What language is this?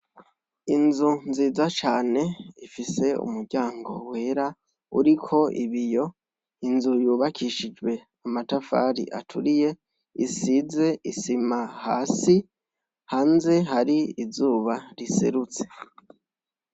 Rundi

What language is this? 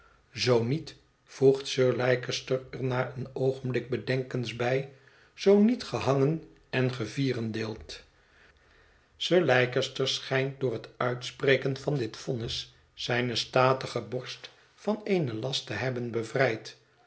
Dutch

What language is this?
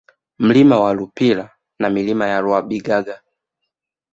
Swahili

